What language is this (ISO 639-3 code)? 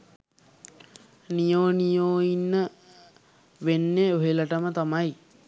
sin